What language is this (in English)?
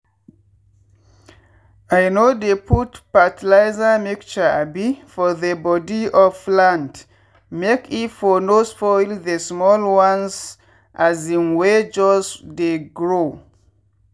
Nigerian Pidgin